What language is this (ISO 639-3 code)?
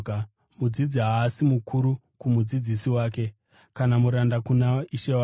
sna